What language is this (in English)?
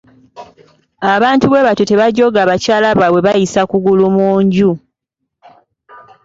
Ganda